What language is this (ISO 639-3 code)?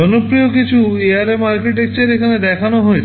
ben